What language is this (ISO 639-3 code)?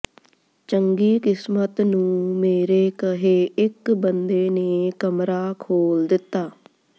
pan